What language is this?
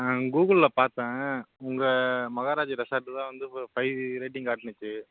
Tamil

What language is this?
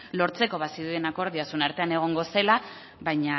Basque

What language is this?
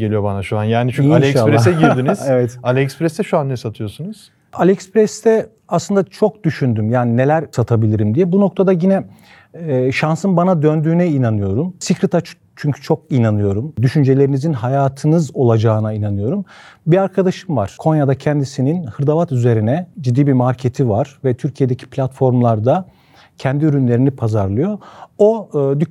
Turkish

